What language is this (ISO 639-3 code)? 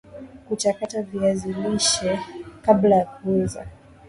swa